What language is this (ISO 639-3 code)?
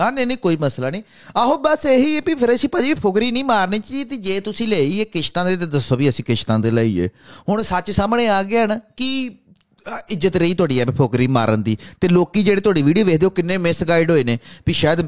pan